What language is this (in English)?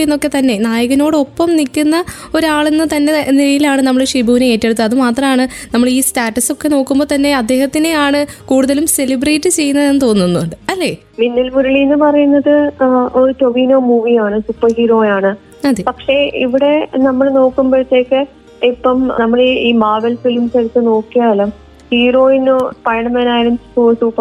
Malayalam